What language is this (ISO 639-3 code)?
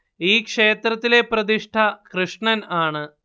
mal